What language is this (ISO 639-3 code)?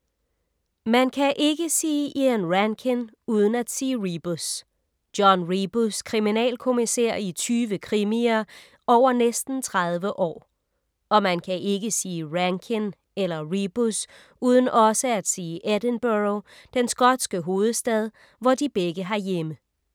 dan